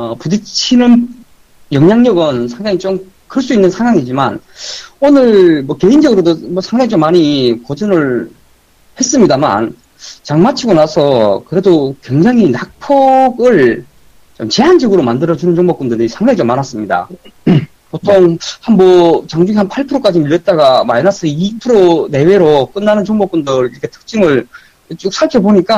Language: Korean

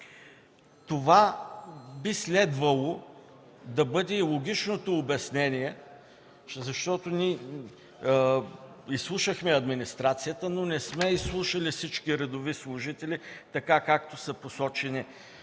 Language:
Bulgarian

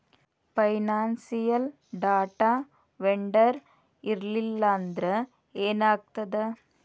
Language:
Kannada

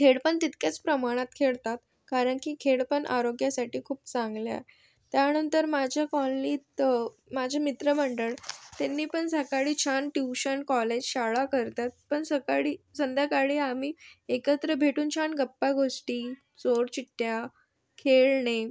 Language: Marathi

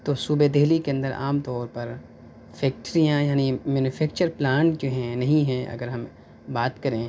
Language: Urdu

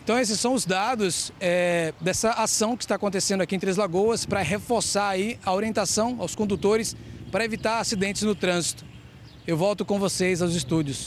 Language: Portuguese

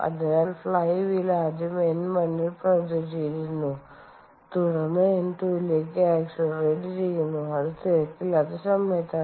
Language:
Malayalam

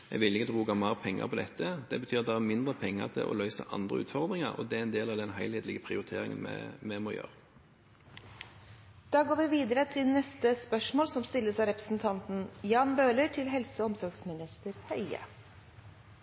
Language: Norwegian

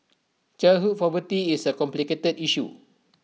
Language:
English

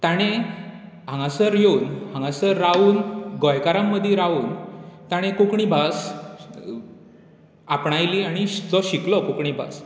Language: Konkani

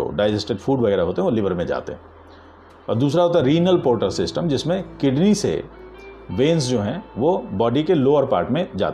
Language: Hindi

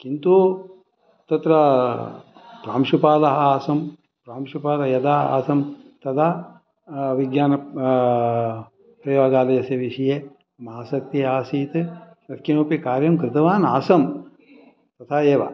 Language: Sanskrit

